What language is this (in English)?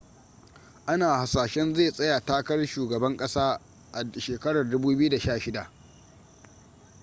Hausa